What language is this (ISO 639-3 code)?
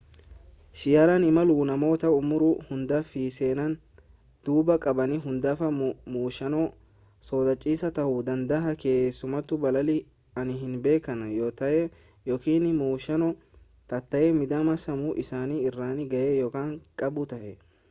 orm